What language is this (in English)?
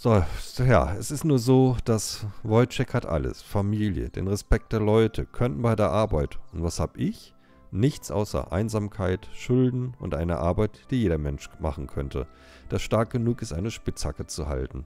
German